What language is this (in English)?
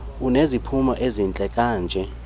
Xhosa